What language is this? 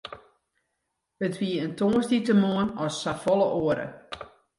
Western Frisian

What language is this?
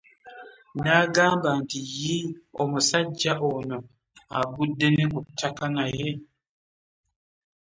Ganda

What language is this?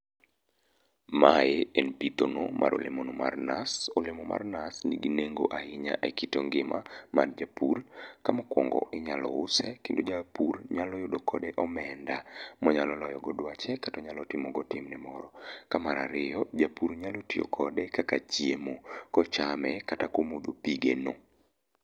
Luo (Kenya and Tanzania)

